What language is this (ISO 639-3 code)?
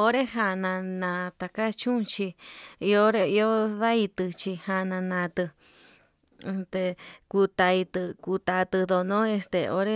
mab